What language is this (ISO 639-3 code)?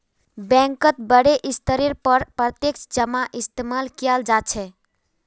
mag